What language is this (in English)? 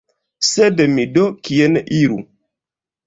Esperanto